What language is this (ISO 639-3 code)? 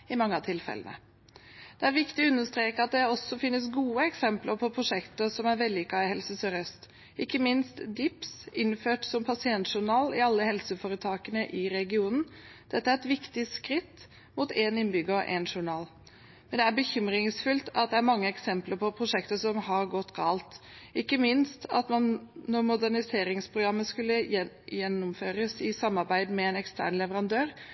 nob